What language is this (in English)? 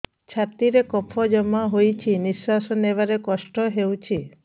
Odia